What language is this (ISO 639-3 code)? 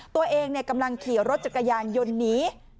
tha